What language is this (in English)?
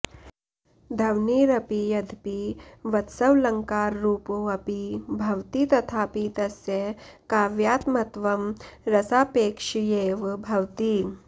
Sanskrit